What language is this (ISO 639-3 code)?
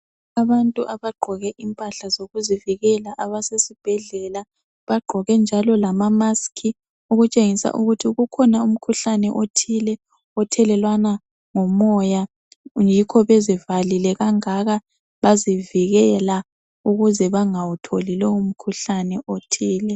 nde